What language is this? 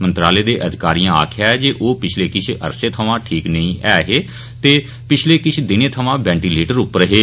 Dogri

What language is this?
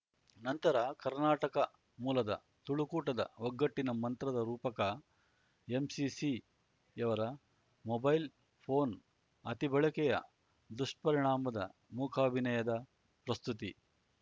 Kannada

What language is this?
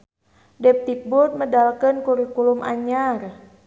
Sundanese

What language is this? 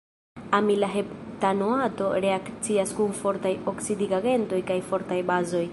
Esperanto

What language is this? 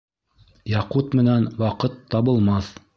Bashkir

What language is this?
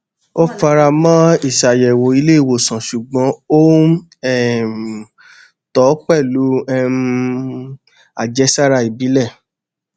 Yoruba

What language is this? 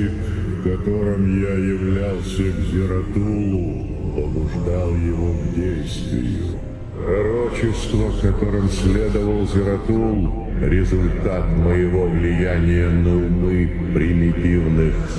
Russian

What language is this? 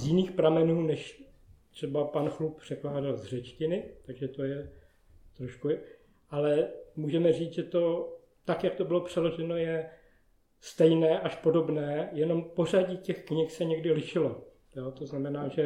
Czech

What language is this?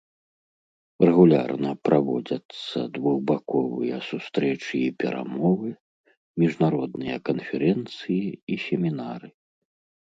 Belarusian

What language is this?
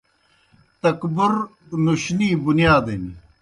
Kohistani Shina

